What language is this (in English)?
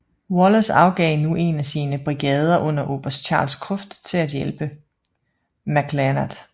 Danish